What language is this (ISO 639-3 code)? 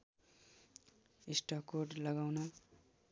nep